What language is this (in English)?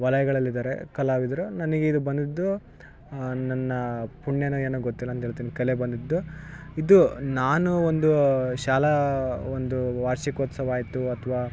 Kannada